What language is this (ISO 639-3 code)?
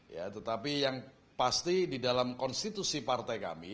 ind